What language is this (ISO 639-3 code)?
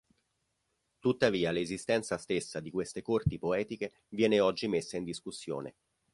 ita